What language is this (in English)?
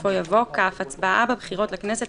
Hebrew